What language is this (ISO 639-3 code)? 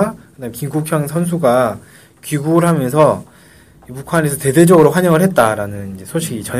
kor